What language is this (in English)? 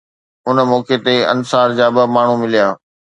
Sindhi